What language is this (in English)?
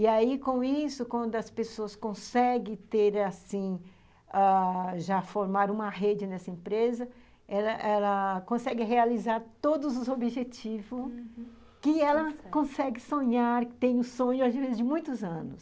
Portuguese